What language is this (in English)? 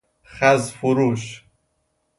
Persian